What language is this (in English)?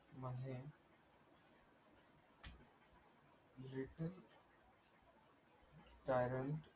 Marathi